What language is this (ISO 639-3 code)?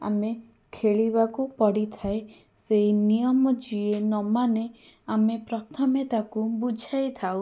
ori